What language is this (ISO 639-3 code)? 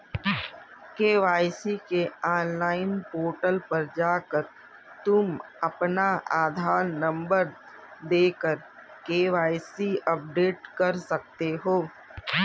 hin